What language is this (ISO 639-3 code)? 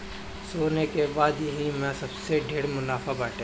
bho